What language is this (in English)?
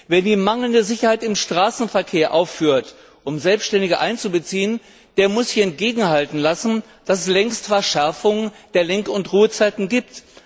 German